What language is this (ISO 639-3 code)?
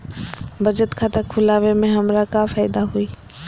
mag